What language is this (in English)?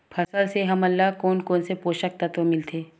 Chhattisgarhi